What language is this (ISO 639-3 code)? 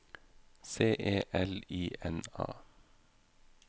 nor